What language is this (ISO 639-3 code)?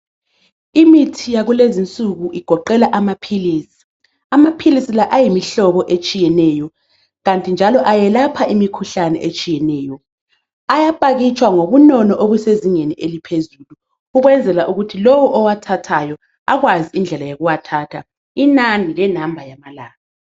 nde